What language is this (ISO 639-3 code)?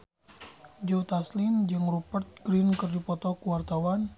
sun